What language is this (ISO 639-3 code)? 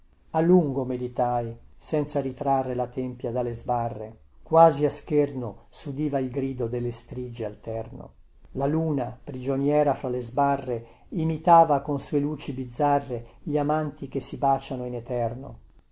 ita